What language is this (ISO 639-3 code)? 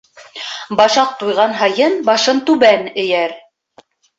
bak